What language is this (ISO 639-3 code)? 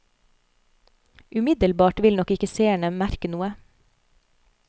nor